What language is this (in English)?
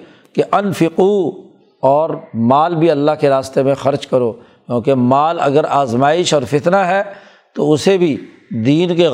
Urdu